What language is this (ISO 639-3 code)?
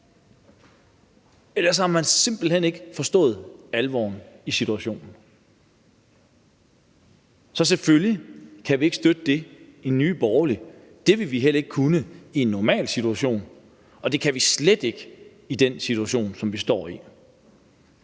dan